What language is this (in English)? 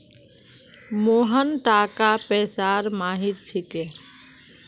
Magahi